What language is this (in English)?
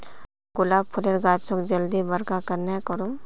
Magahi